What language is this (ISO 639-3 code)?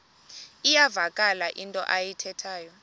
xho